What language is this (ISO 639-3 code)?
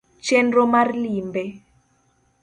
luo